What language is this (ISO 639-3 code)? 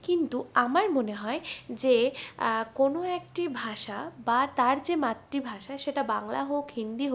ben